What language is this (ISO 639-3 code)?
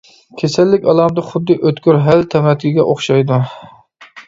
uig